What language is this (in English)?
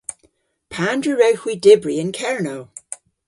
Cornish